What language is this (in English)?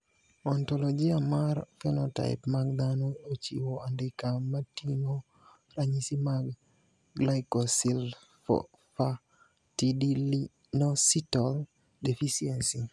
Luo (Kenya and Tanzania)